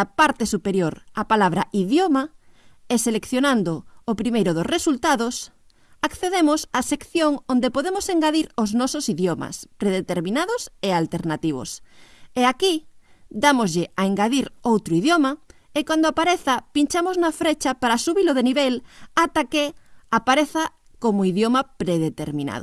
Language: Galician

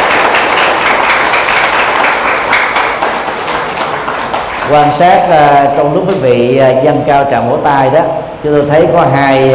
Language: Vietnamese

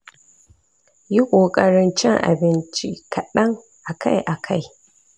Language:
Hausa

